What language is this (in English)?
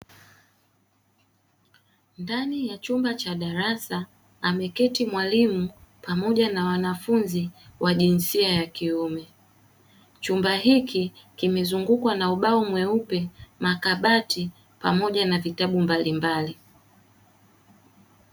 Swahili